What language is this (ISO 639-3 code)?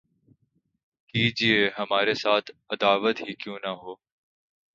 urd